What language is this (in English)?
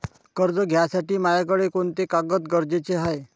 Marathi